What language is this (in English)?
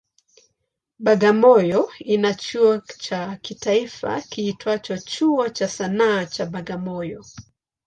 Swahili